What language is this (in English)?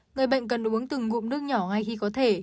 Vietnamese